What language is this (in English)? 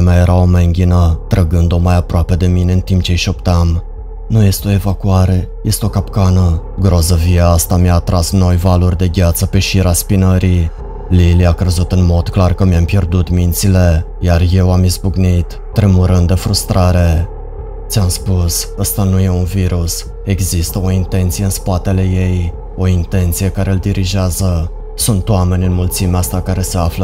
Romanian